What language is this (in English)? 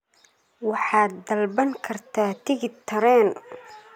Somali